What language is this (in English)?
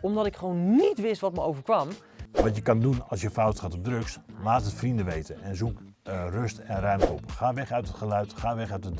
Dutch